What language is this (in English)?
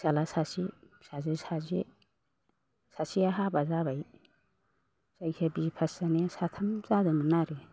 Bodo